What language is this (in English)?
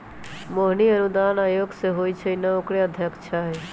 Magahi